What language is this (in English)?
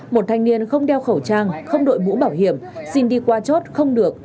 Vietnamese